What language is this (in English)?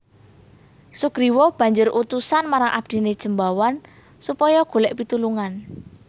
Javanese